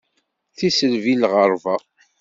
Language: Kabyle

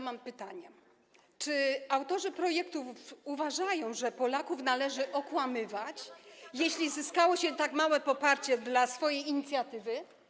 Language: Polish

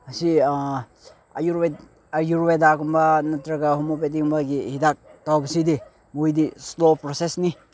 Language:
Manipuri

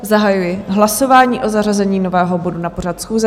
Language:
Czech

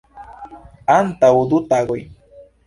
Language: Esperanto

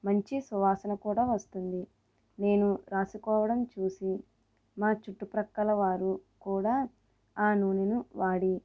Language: Telugu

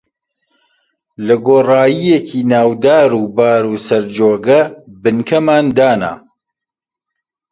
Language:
Central Kurdish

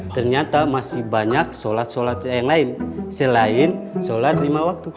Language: Indonesian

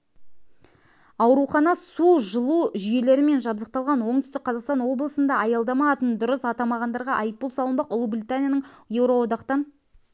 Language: Kazakh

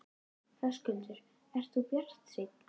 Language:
Icelandic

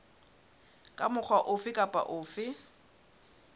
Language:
Southern Sotho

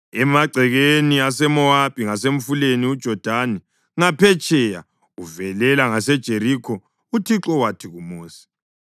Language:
North Ndebele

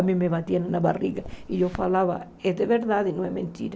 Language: Portuguese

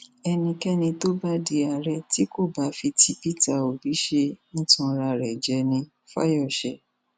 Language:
Yoruba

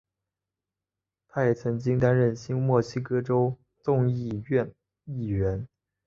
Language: Chinese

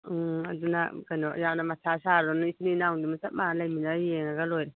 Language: Manipuri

